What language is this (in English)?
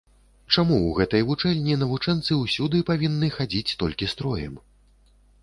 Belarusian